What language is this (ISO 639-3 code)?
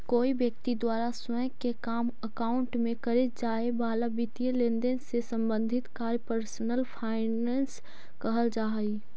mag